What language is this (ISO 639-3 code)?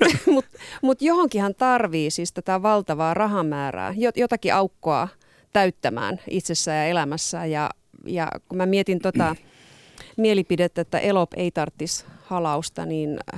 fin